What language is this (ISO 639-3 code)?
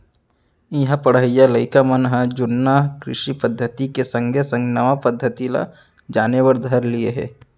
hne